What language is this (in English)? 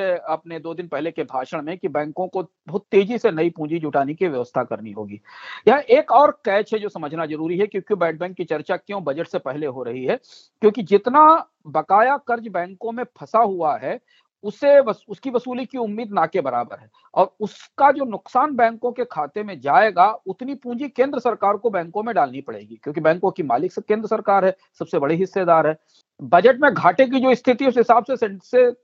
Hindi